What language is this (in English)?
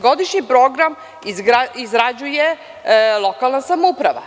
Serbian